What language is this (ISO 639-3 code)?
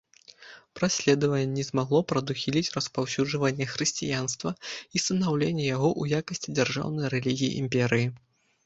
bel